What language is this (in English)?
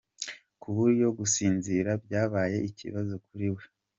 Kinyarwanda